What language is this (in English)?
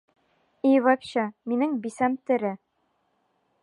Bashkir